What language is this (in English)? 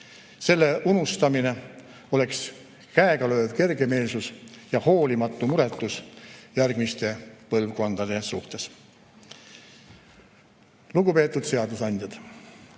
Estonian